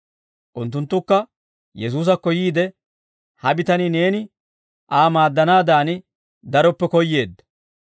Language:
Dawro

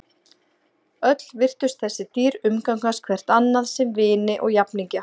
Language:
Icelandic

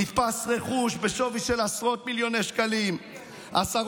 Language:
Hebrew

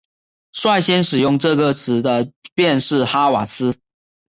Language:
Chinese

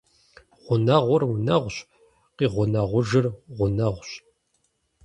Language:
Kabardian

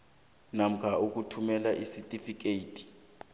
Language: South Ndebele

